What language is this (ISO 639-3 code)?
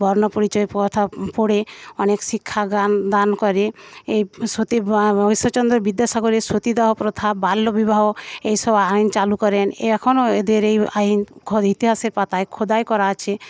ben